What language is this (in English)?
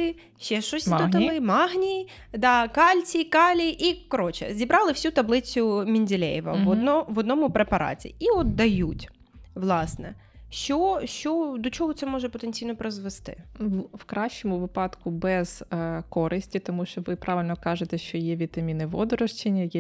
Ukrainian